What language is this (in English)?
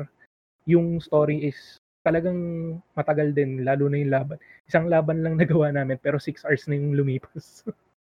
Filipino